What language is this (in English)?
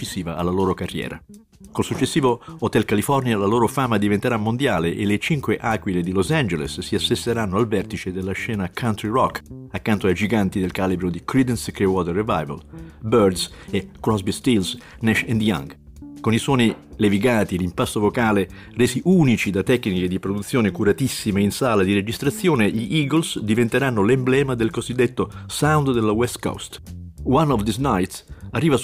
Italian